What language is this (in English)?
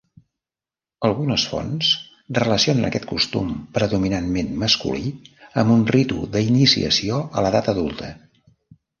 Catalan